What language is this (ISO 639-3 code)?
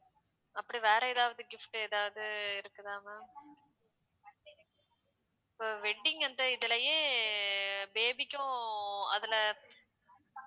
tam